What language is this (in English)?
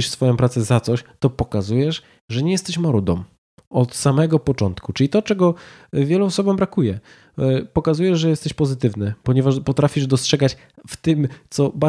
Polish